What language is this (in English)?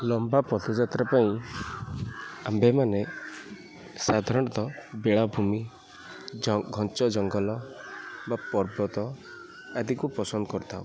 Odia